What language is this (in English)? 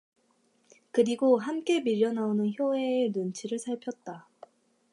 Korean